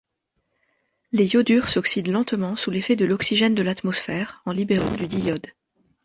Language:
French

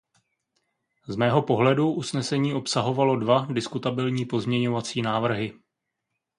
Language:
Czech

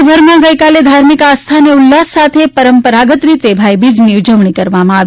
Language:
Gujarati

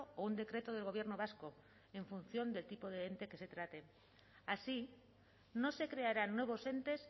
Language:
Spanish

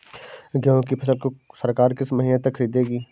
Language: Hindi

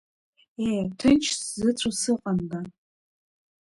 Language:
Abkhazian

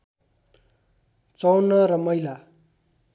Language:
Nepali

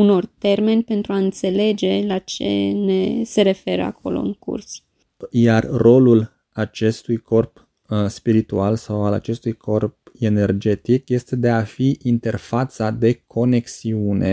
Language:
Romanian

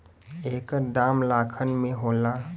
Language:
Bhojpuri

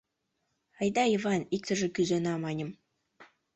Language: Mari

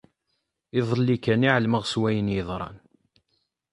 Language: Kabyle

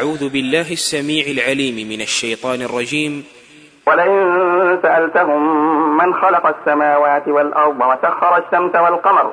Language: Arabic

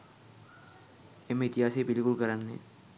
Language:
Sinhala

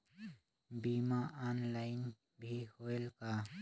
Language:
Chhattisgarhi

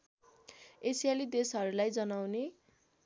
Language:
Nepali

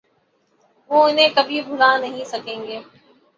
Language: Urdu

